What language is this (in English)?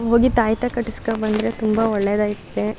Kannada